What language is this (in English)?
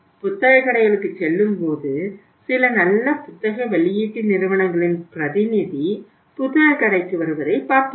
Tamil